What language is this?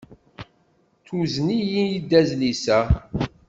Kabyle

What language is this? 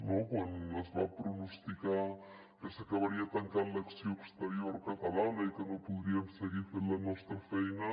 Catalan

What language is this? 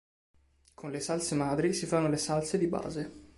Italian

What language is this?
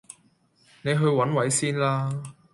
Cantonese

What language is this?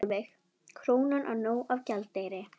Icelandic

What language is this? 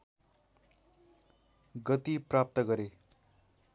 Nepali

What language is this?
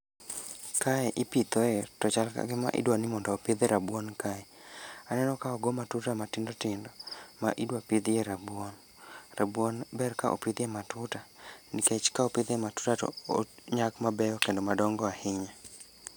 Luo (Kenya and Tanzania)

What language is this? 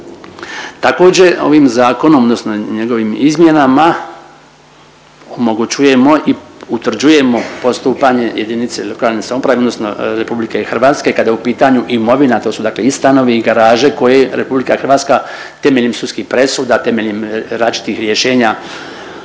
Croatian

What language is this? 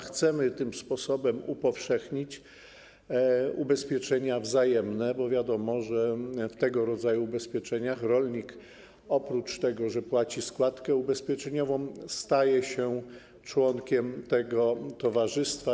Polish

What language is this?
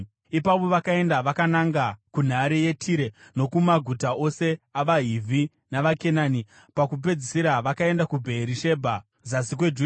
Shona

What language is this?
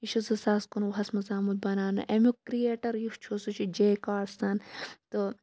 Kashmiri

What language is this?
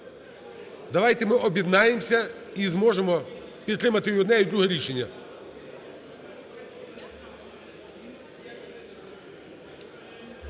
Ukrainian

